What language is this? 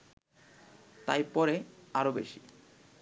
Bangla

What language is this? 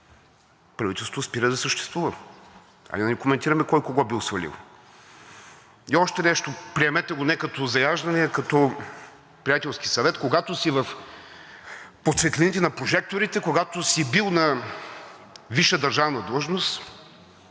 Bulgarian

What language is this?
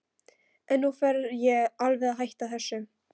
Icelandic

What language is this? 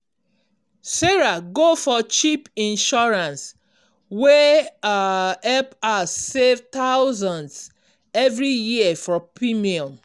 Nigerian Pidgin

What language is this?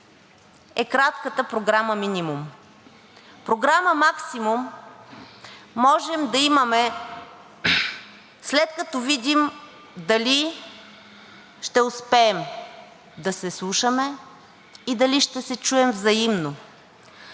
Bulgarian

